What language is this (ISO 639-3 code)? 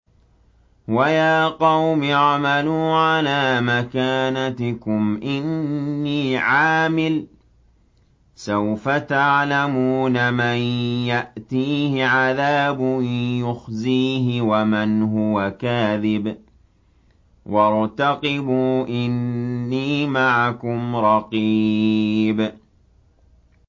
ara